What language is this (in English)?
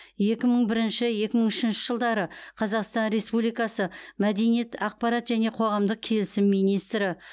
Kazakh